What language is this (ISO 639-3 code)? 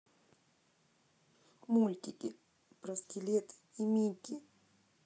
rus